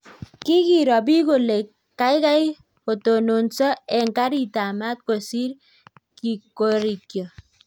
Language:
Kalenjin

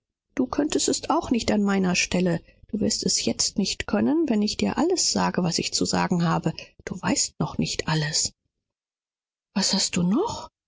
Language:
German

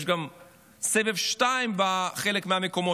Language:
Hebrew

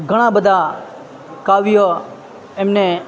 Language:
Gujarati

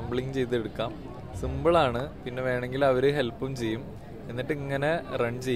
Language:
Malayalam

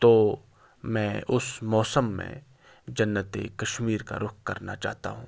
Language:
Urdu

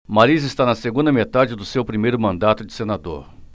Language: Portuguese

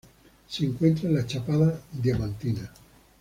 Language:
Spanish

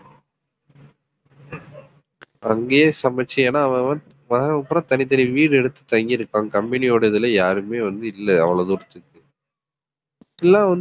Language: Tamil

